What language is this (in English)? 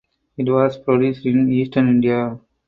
English